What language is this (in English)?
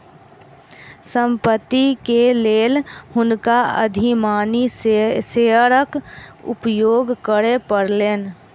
Maithili